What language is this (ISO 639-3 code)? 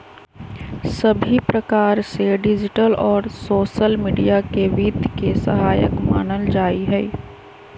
mag